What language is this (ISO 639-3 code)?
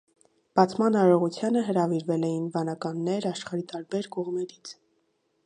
hye